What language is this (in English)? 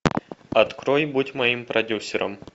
Russian